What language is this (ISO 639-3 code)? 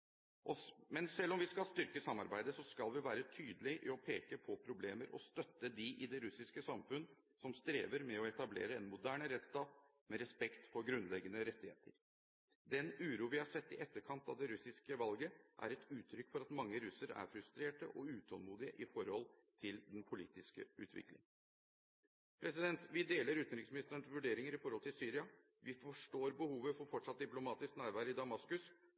nob